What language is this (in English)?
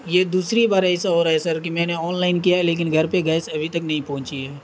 Urdu